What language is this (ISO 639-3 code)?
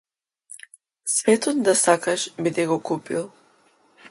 mkd